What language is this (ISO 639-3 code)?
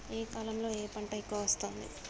tel